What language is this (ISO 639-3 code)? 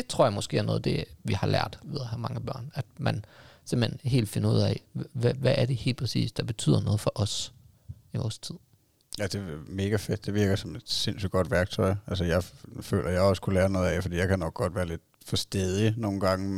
dan